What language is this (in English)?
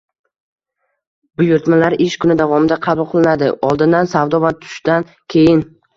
Uzbek